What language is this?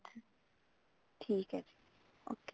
Punjabi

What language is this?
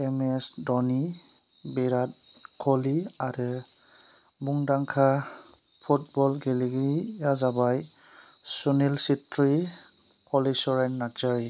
Bodo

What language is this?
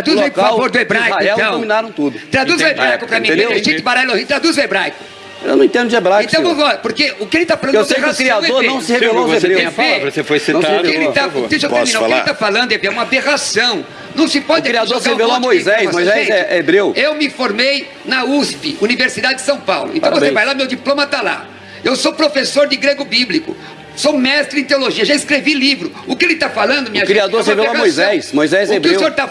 Portuguese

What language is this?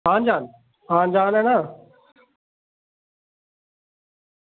Dogri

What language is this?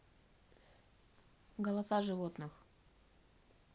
Russian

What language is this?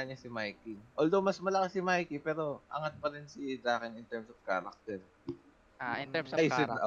Filipino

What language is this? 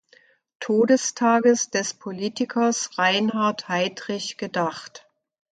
German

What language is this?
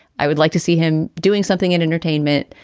English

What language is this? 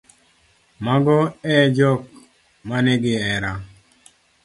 Luo (Kenya and Tanzania)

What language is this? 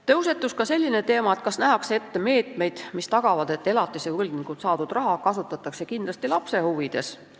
Estonian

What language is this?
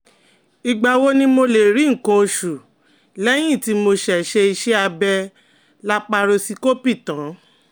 Yoruba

